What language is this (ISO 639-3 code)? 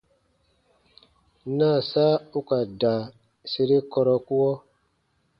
bba